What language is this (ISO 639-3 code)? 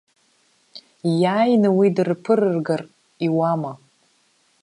abk